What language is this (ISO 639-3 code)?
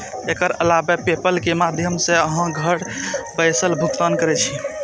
mai